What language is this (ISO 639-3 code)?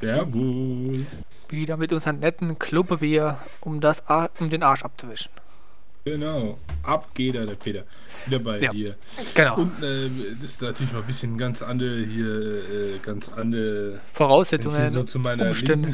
deu